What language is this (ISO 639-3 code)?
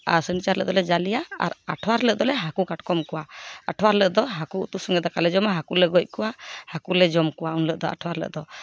sat